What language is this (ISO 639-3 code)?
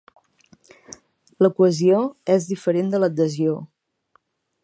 cat